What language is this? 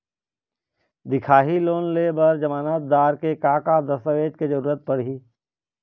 Chhattisgarhi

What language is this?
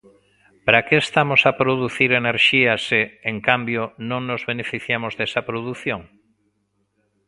Galician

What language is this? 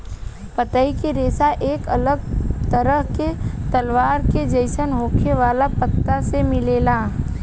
Bhojpuri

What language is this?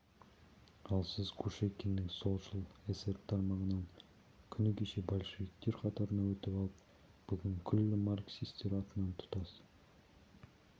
Kazakh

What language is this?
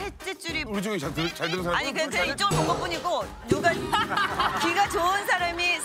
Korean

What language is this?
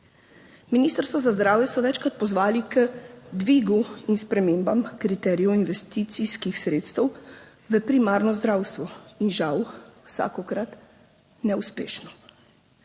Slovenian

